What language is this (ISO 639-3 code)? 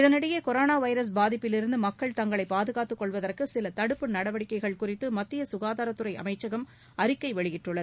tam